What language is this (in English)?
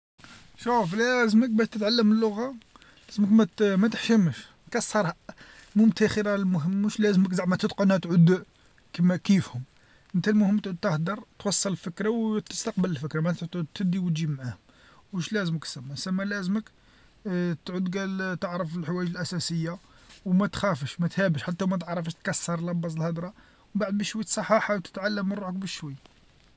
Algerian Arabic